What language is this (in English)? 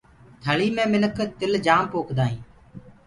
Gurgula